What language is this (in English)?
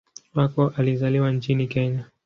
Swahili